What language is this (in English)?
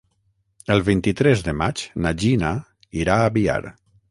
Catalan